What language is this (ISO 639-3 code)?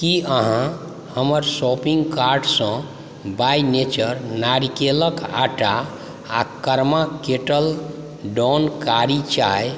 mai